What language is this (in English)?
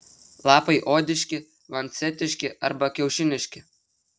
Lithuanian